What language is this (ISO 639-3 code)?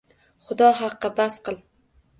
uzb